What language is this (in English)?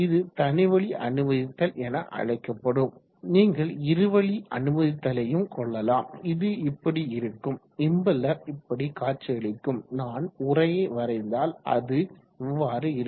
Tamil